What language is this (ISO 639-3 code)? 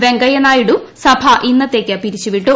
mal